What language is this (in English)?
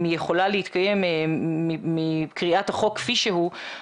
Hebrew